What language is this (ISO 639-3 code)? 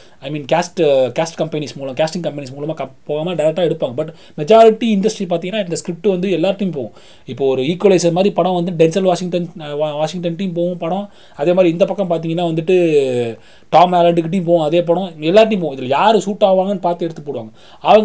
tam